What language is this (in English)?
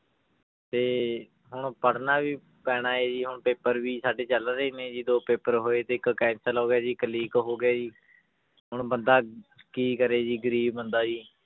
Punjabi